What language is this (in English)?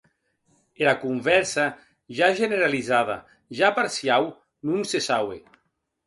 Occitan